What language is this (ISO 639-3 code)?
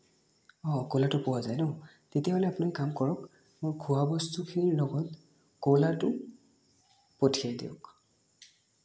asm